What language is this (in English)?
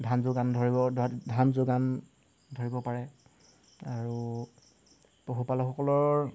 Assamese